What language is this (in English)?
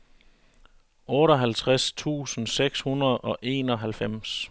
Danish